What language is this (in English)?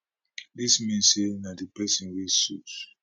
Nigerian Pidgin